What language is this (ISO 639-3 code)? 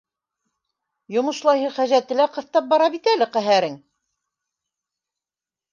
bak